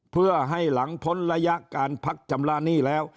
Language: Thai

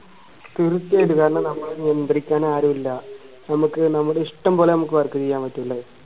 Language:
Malayalam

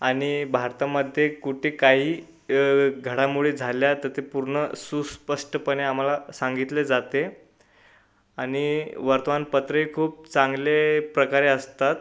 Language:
Marathi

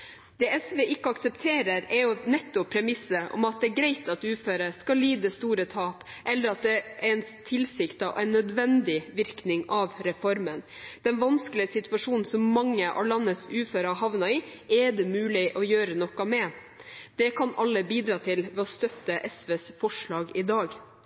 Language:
Norwegian Bokmål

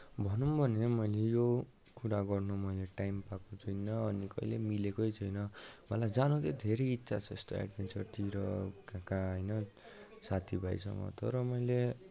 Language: Nepali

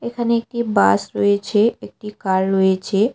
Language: Bangla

